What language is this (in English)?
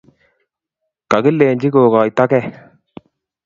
Kalenjin